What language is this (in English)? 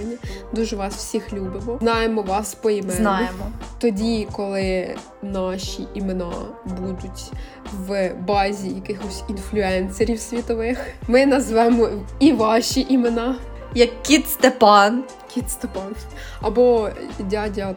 Ukrainian